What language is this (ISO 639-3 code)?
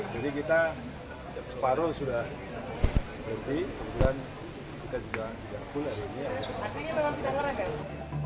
ind